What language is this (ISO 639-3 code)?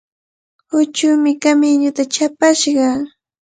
qvl